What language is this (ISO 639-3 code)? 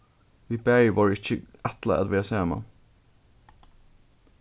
fao